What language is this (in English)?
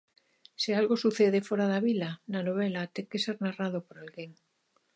Galician